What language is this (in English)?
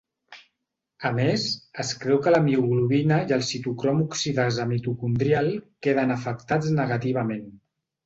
Catalan